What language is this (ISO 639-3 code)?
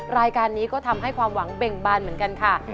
tha